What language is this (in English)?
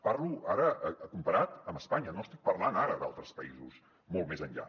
Catalan